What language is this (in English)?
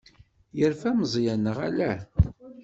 Kabyle